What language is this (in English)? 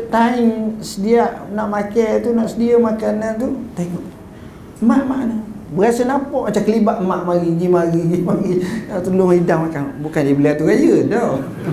Malay